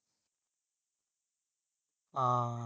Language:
Punjabi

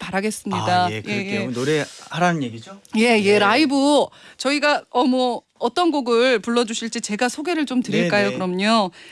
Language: Korean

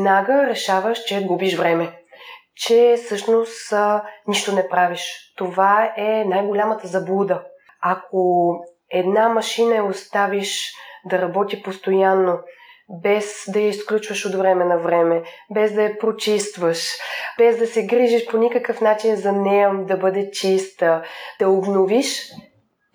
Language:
Bulgarian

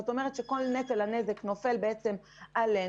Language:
Hebrew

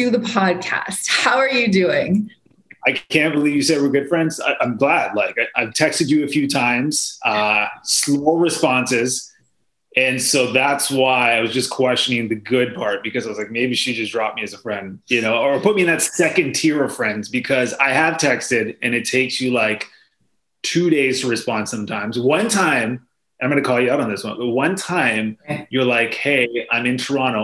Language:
English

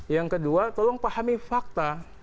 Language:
Indonesian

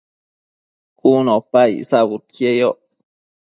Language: Matsés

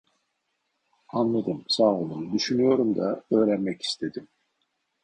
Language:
Turkish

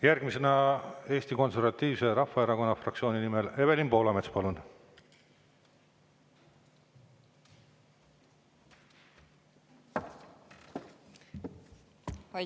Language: Estonian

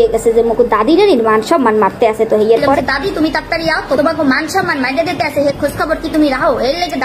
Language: Romanian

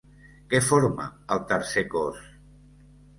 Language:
Catalan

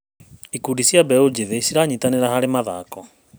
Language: Kikuyu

